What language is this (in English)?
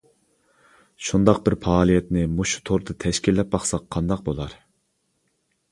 Uyghur